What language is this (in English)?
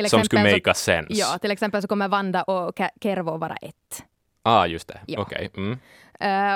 Swedish